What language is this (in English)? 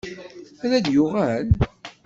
Kabyle